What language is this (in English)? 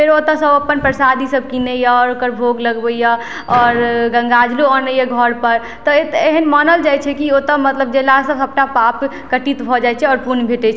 Maithili